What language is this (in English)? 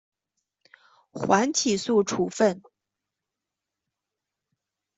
Chinese